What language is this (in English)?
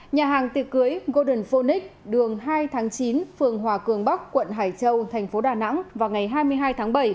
Vietnamese